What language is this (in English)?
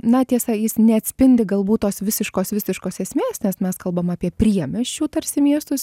Lithuanian